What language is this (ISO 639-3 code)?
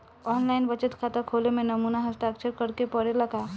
bho